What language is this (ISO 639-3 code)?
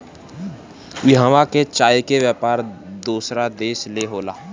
bho